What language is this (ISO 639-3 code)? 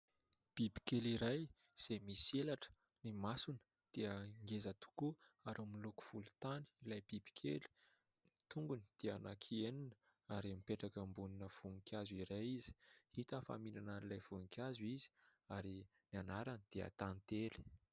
mlg